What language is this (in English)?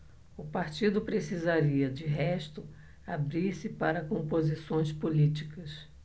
Portuguese